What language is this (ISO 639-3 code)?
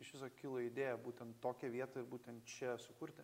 lit